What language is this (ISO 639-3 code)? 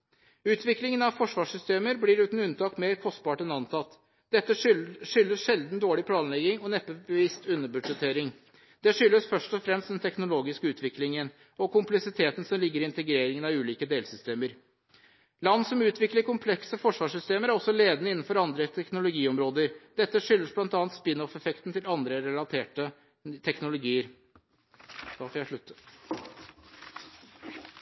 nob